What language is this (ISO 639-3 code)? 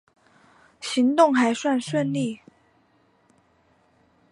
zho